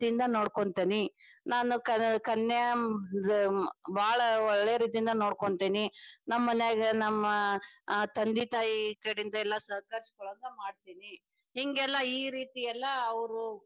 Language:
Kannada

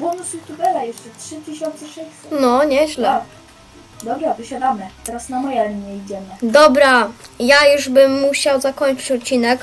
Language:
Polish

